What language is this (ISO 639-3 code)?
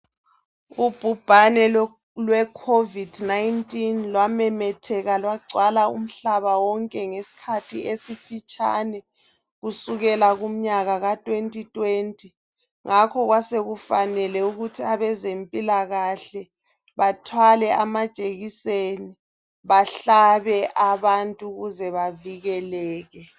nde